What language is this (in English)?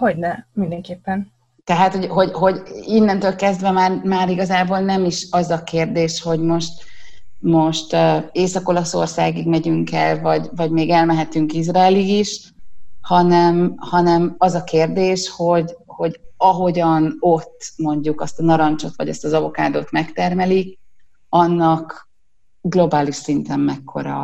Hungarian